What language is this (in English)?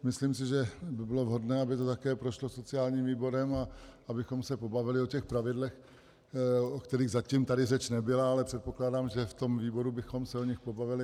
Czech